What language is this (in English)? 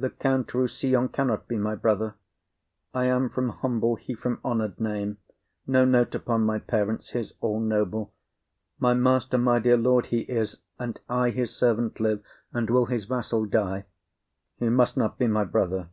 English